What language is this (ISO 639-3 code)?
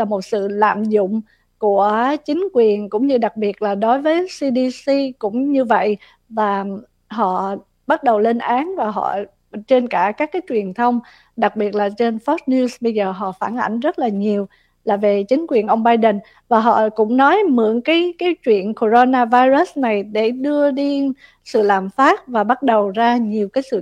vie